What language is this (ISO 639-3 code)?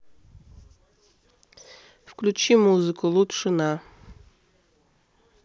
rus